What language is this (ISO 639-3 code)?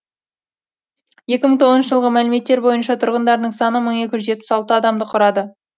kaz